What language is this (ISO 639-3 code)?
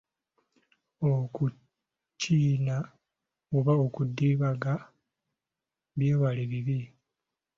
lug